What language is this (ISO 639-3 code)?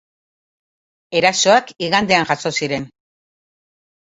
eus